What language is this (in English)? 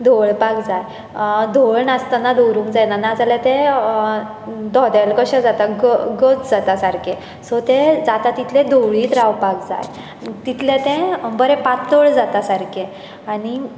Konkani